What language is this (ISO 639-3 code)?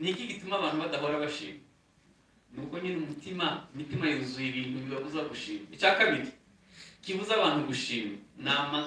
ron